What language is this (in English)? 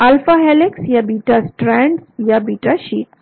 Hindi